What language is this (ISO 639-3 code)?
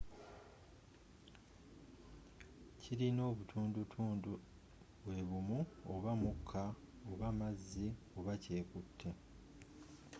lug